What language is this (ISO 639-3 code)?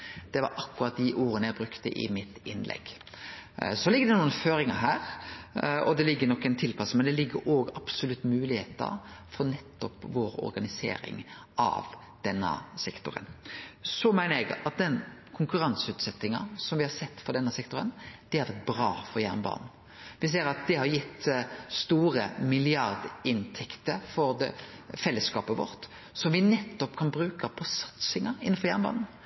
nno